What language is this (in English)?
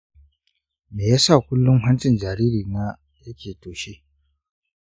Hausa